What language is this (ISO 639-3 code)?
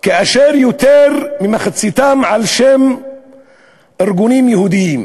heb